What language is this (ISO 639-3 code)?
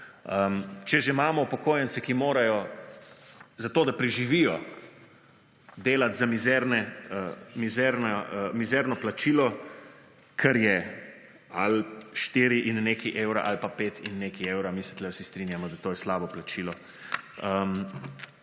slv